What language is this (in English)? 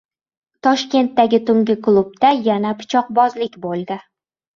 Uzbek